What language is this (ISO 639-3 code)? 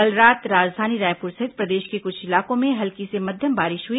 hin